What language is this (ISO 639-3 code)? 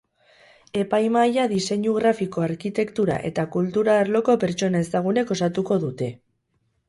eus